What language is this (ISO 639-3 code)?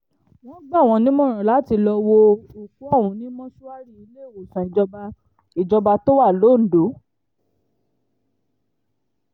yor